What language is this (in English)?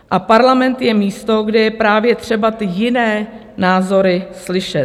Czech